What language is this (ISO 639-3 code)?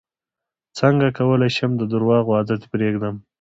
pus